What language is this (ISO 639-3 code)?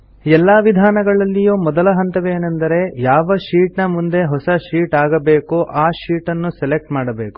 kan